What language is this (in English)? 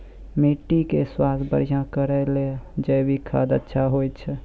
Maithili